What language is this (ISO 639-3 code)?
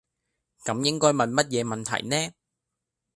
yue